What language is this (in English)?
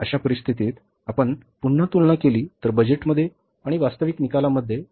Marathi